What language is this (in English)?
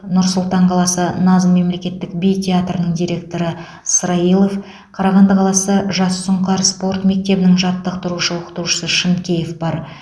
Kazakh